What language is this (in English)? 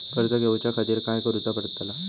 Marathi